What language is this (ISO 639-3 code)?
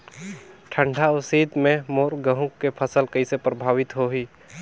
hne